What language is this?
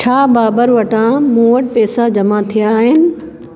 Sindhi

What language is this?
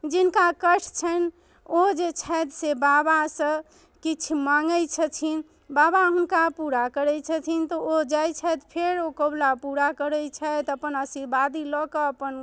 Maithili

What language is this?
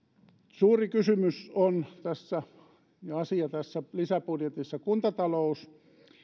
Finnish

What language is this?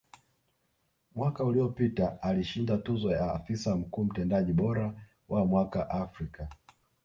Swahili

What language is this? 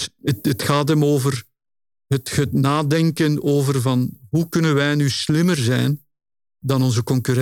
Dutch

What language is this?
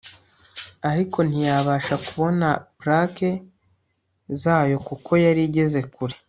Kinyarwanda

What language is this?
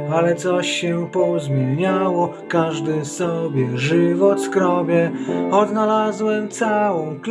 Polish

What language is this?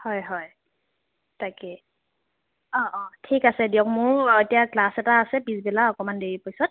Assamese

